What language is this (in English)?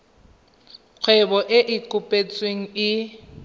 Tswana